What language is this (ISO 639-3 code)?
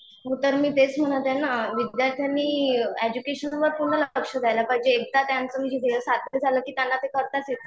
mar